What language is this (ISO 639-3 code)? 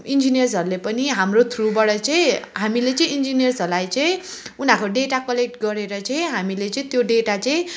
nep